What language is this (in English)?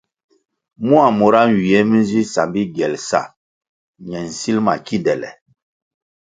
Kwasio